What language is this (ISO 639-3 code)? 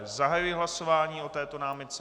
ces